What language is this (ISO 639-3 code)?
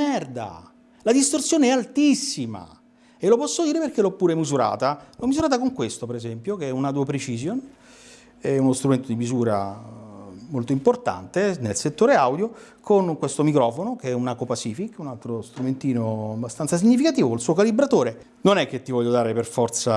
ita